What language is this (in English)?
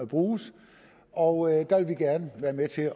Danish